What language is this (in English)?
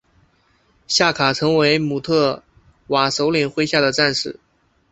Chinese